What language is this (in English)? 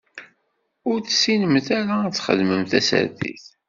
Kabyle